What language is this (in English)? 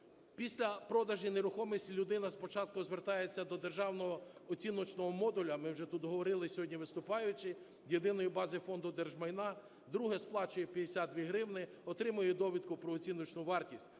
Ukrainian